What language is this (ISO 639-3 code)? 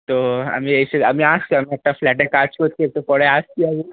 ben